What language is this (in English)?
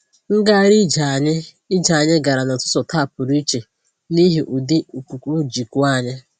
Igbo